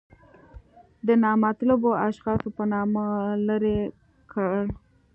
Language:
Pashto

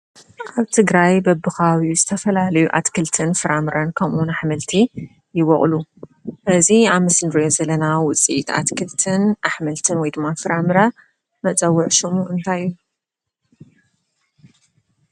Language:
Tigrinya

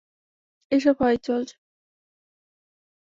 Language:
Bangla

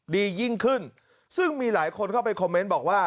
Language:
Thai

